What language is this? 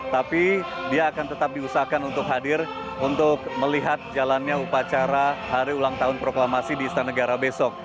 Indonesian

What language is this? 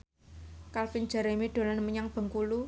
Javanese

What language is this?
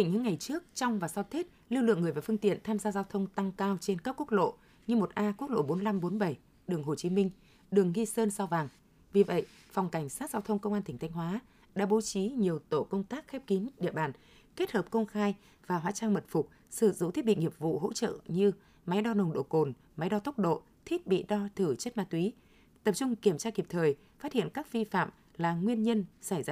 Vietnamese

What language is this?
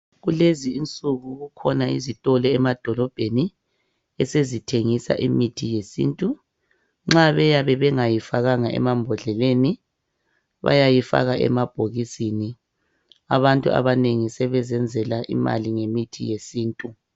North Ndebele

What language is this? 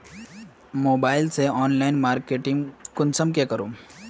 Magahi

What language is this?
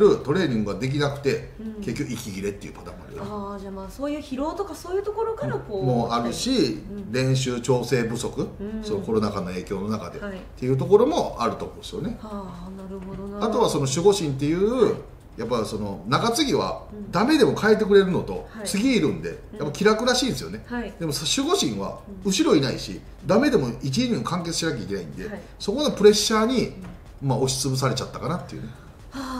Japanese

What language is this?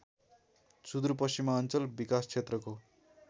Nepali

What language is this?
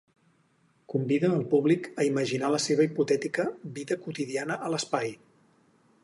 Catalan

